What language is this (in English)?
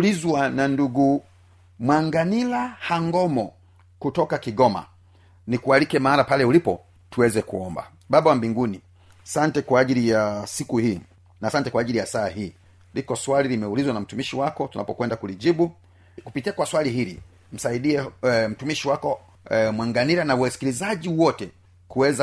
Swahili